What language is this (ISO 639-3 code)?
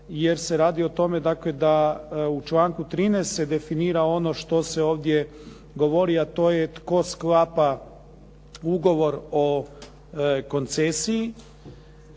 hrv